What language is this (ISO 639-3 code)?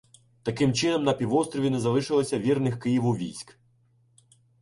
ukr